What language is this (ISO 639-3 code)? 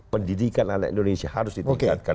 ind